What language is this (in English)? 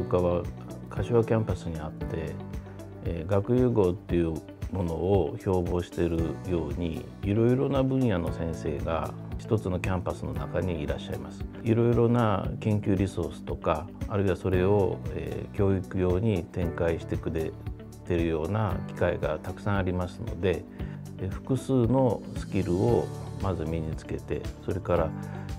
Japanese